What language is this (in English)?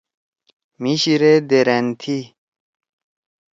Torwali